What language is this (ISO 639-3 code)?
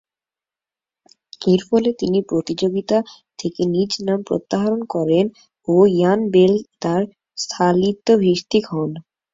ben